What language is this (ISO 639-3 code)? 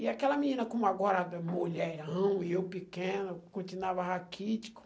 por